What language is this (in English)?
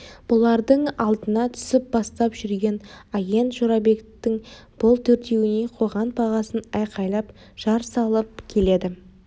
Kazakh